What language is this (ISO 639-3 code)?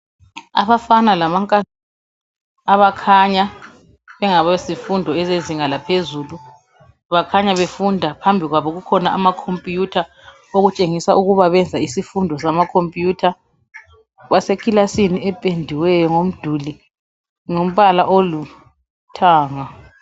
nde